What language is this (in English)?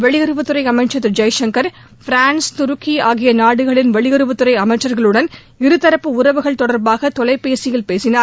Tamil